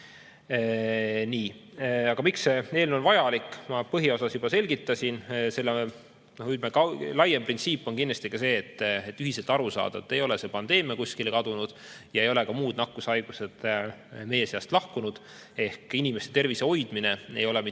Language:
Estonian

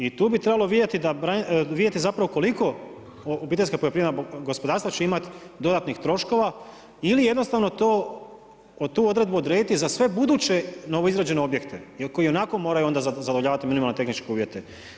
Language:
Croatian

